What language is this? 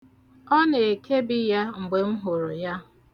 Igbo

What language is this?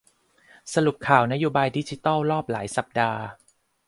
Thai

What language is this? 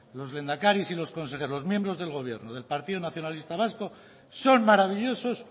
Spanish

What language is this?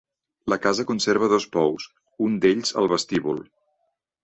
Catalan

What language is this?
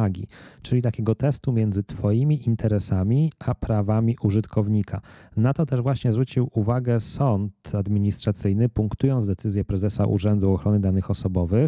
Polish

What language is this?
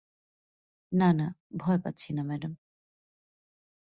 Bangla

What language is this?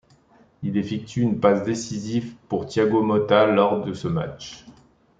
French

